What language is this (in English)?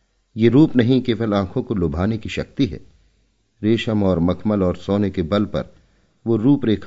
Hindi